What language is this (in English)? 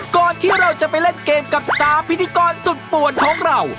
Thai